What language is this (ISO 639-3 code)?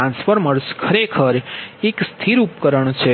guj